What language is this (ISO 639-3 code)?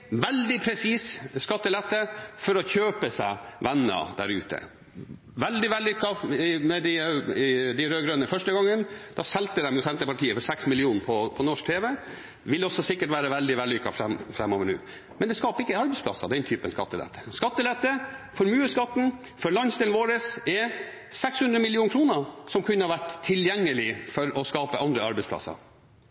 nob